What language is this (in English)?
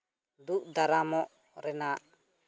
Santali